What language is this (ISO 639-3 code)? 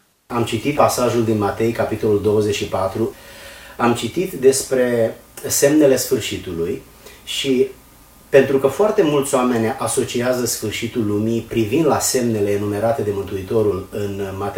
ron